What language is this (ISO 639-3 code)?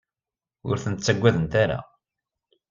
kab